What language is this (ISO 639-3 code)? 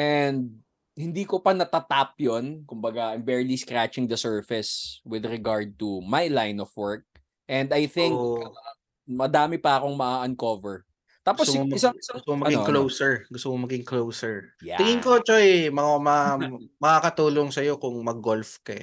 fil